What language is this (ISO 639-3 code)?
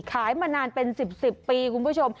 tha